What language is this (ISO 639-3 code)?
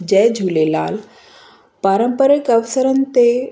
snd